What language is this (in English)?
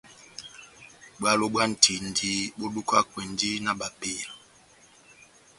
Batanga